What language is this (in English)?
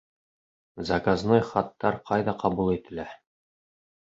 Bashkir